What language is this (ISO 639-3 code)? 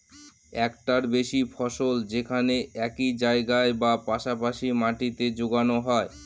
ben